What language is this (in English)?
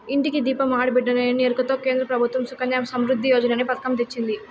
Telugu